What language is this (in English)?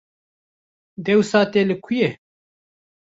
Kurdish